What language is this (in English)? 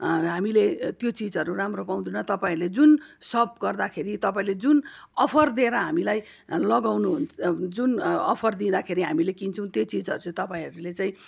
Nepali